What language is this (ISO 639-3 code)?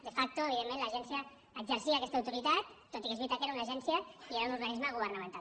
cat